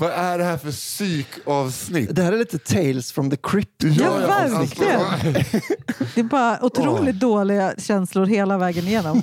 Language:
Swedish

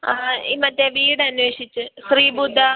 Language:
Malayalam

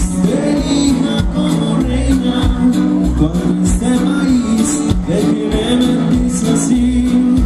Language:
Indonesian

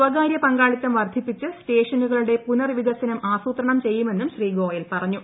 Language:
Malayalam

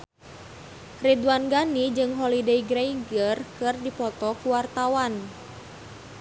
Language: Sundanese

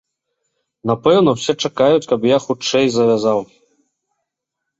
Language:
Belarusian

